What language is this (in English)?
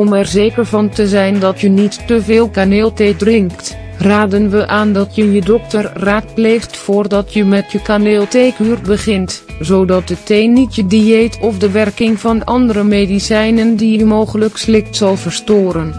Dutch